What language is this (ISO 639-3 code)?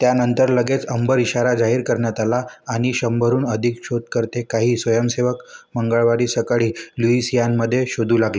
mar